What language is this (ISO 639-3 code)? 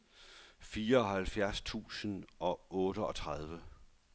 dan